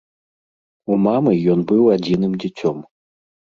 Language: Belarusian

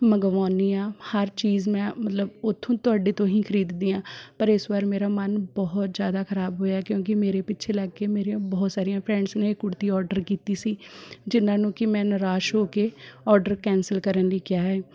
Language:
Punjabi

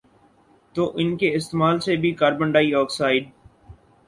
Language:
Urdu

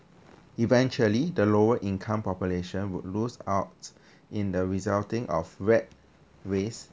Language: English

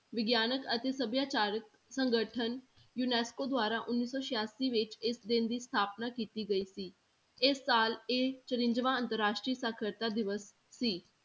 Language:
Punjabi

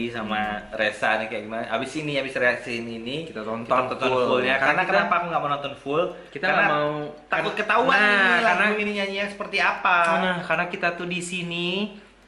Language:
Indonesian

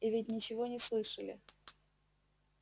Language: Russian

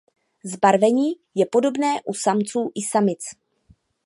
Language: Czech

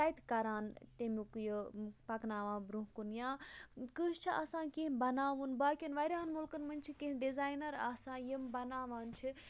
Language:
Kashmiri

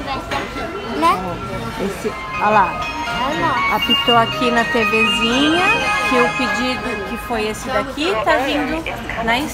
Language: Portuguese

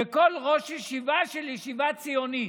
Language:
Hebrew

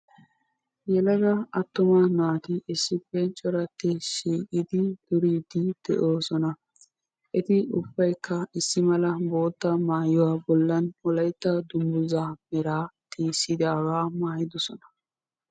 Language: Wolaytta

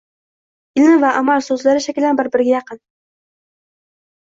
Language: Uzbek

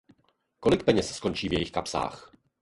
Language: Czech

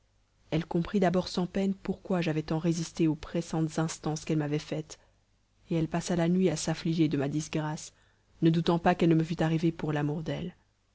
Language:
French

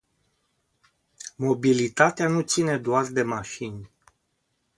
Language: Romanian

